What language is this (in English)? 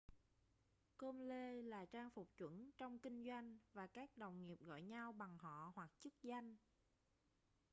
Vietnamese